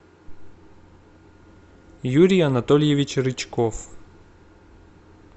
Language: Russian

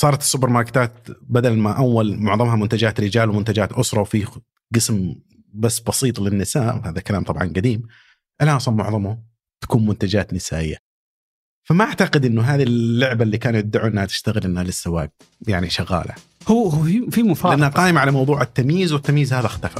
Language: Arabic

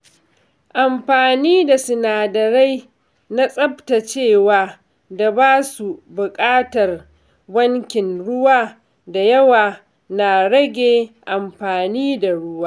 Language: Hausa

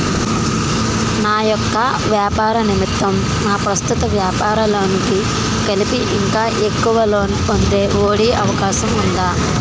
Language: Telugu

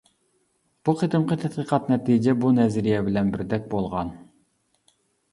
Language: Uyghur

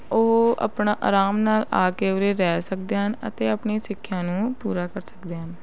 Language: Punjabi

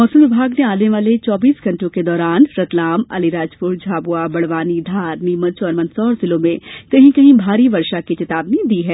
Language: Hindi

